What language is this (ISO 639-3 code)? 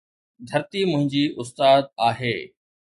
snd